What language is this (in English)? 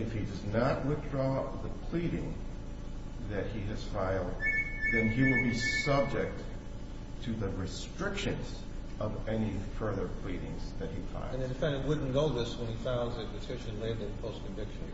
English